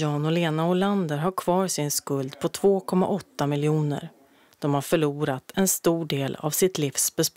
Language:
Swedish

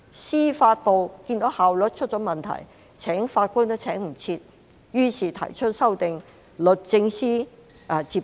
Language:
Cantonese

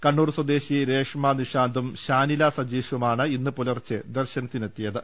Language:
Malayalam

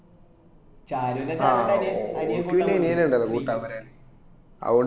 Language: Malayalam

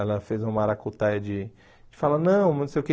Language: Portuguese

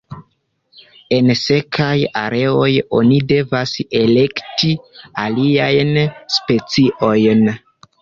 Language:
Esperanto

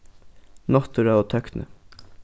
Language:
Faroese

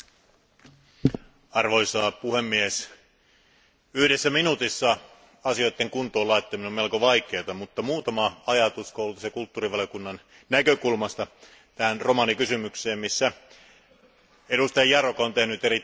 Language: Finnish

